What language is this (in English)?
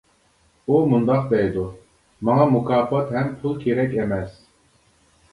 Uyghur